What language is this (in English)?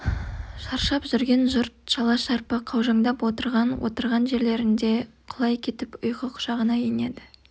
Kazakh